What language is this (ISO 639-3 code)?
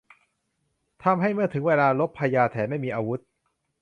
tha